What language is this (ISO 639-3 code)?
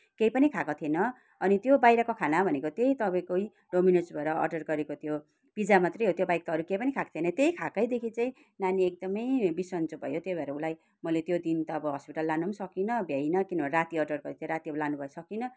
nep